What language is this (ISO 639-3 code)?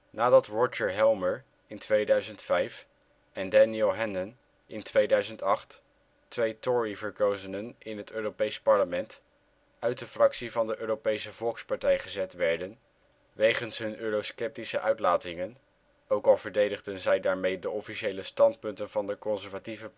nld